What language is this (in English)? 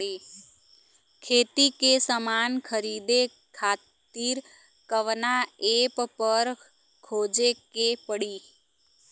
Bhojpuri